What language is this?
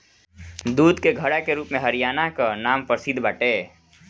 Bhojpuri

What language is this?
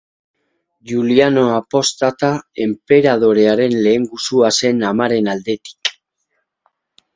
Basque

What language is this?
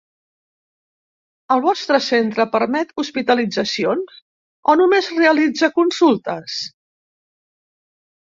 Catalan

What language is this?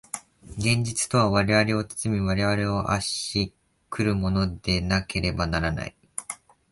Japanese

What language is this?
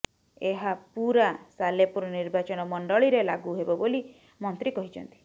Odia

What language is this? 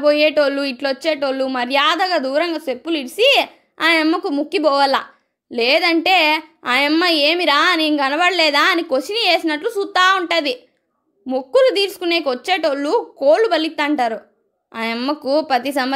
Telugu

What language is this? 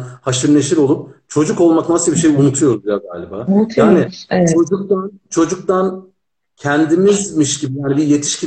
Turkish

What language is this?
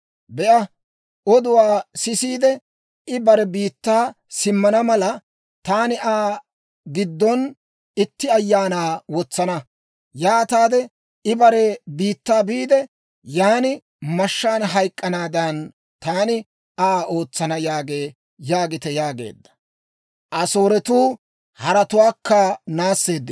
Dawro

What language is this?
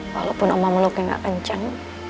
Indonesian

